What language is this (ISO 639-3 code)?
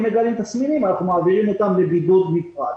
heb